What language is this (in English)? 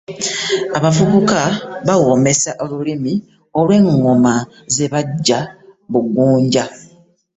Ganda